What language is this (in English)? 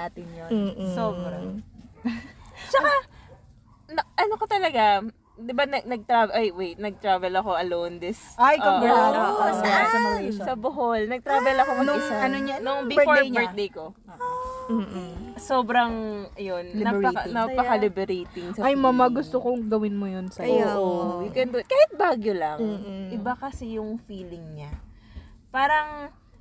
Filipino